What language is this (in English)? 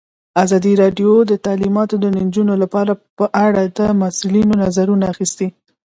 Pashto